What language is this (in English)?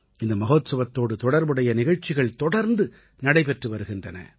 Tamil